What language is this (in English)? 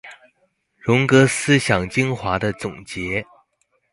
Chinese